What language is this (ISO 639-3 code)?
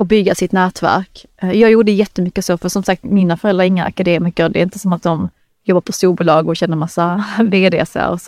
swe